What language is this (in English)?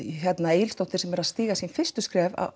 Icelandic